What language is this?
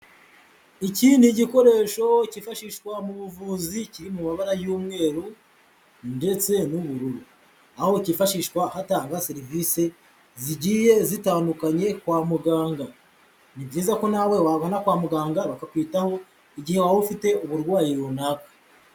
Kinyarwanda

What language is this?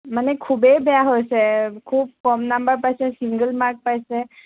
Assamese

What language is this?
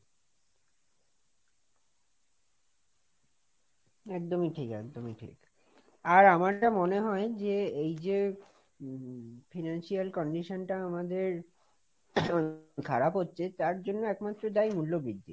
Bangla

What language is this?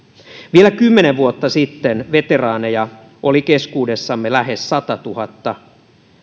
Finnish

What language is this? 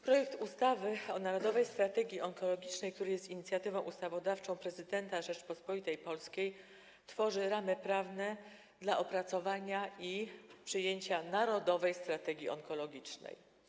Polish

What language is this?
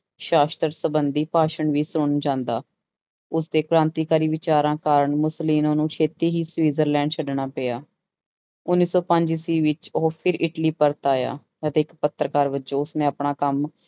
Punjabi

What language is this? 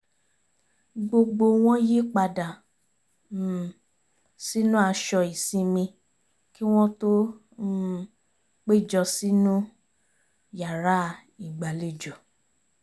Yoruba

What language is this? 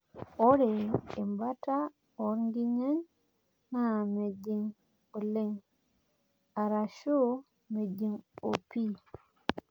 Masai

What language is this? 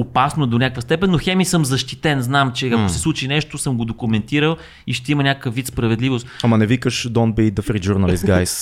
Bulgarian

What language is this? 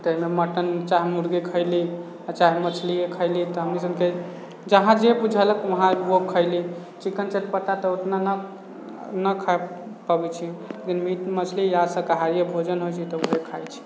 Maithili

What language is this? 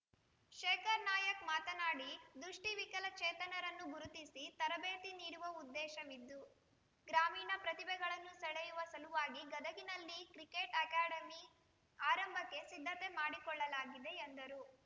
Kannada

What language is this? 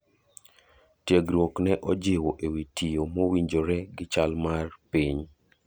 Luo (Kenya and Tanzania)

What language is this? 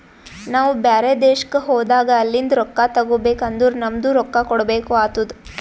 Kannada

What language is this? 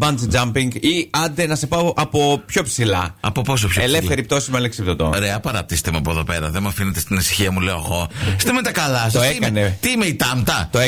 Greek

